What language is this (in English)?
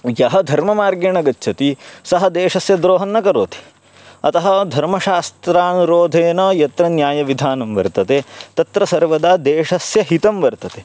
Sanskrit